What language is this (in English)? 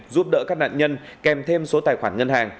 Vietnamese